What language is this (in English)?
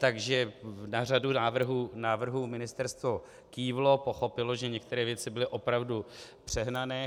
Czech